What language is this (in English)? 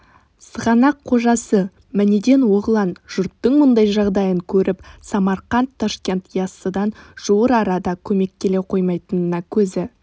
Kazakh